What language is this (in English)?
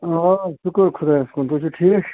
Kashmiri